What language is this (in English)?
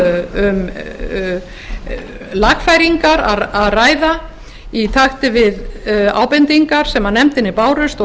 Icelandic